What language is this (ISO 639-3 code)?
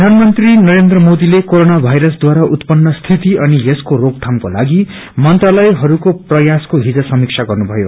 nep